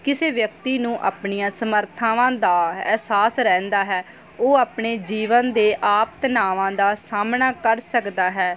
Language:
Punjabi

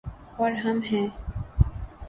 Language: Urdu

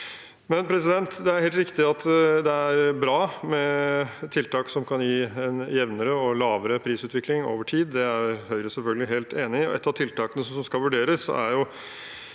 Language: Norwegian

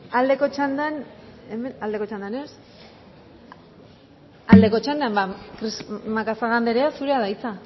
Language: Basque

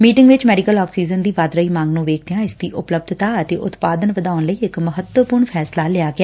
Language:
Punjabi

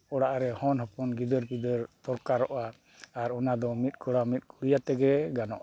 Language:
Santali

